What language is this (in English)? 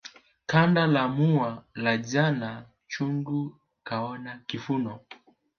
Swahili